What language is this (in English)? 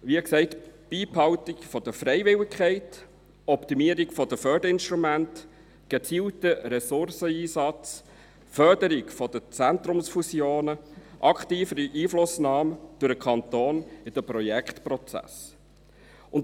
Swiss German